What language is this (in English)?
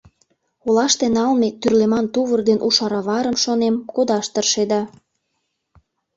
Mari